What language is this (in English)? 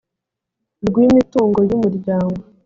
Kinyarwanda